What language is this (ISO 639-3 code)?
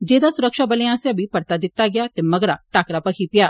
doi